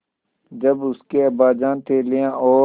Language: Hindi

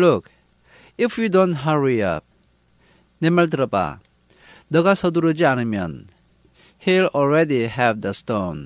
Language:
Korean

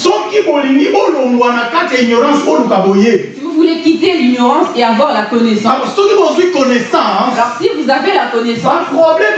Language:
French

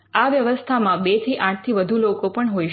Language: Gujarati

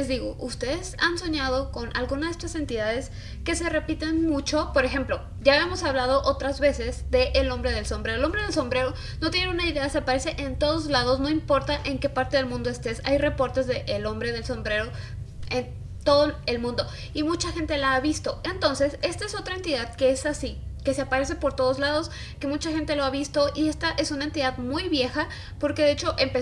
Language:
Spanish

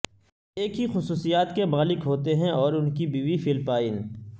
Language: Urdu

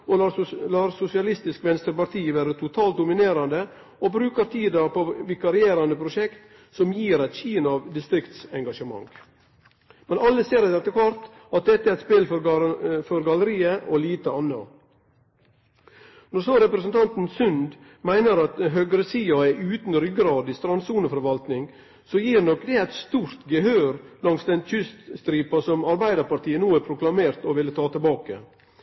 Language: Norwegian Nynorsk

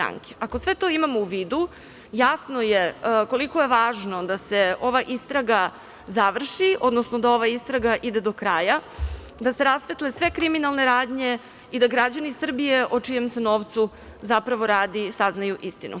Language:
Serbian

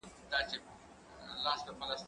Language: Pashto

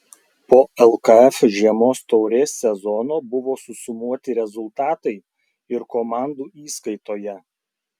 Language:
Lithuanian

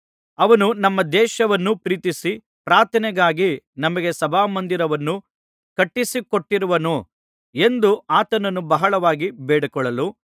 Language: Kannada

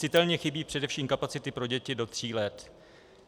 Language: Czech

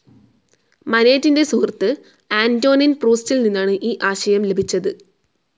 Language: Malayalam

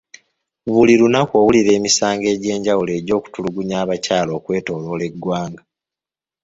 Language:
Ganda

